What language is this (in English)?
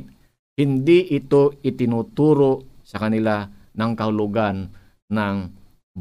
Filipino